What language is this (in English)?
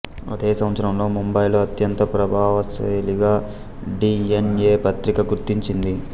Telugu